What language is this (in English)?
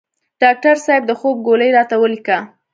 Pashto